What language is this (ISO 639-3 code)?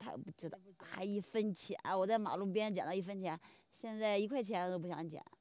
zho